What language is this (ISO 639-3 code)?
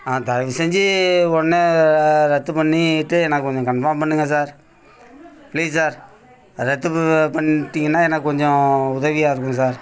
tam